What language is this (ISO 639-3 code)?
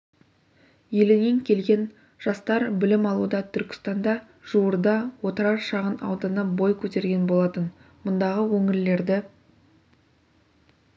kaz